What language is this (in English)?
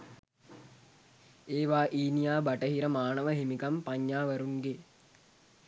Sinhala